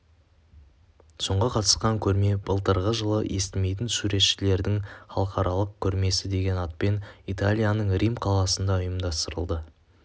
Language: Kazakh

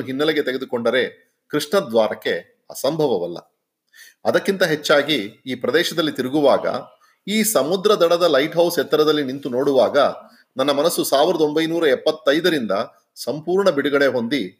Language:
Kannada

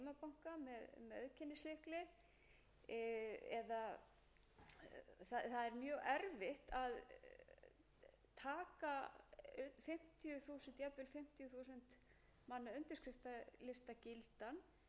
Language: Icelandic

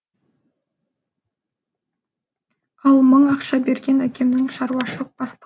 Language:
Kazakh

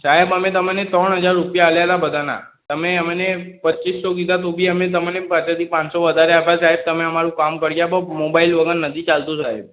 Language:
Gujarati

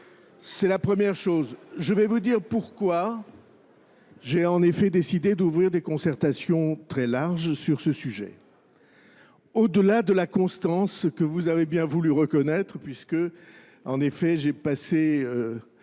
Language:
French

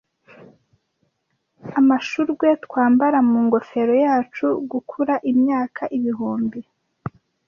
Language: Kinyarwanda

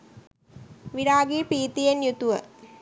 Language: Sinhala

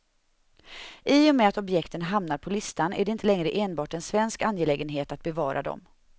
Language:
Swedish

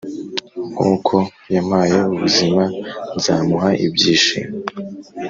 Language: Kinyarwanda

